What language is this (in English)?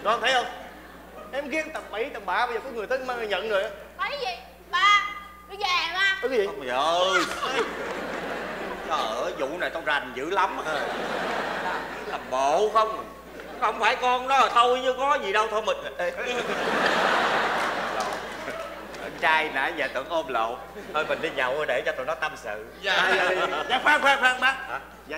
Vietnamese